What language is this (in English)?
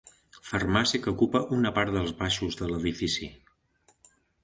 Catalan